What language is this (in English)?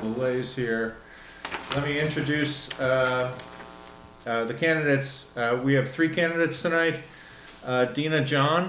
English